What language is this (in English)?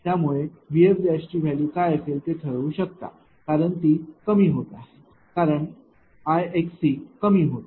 Marathi